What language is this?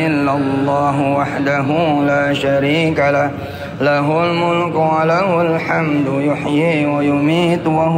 Arabic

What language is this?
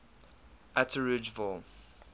English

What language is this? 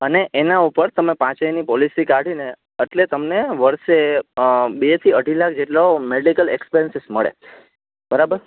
Gujarati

